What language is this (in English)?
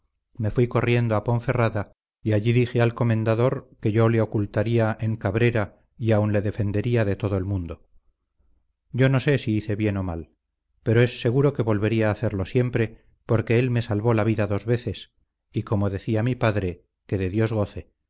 Spanish